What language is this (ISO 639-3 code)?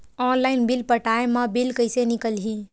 hne